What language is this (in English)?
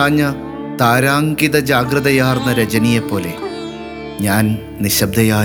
Malayalam